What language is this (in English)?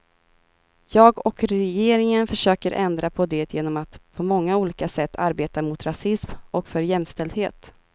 Swedish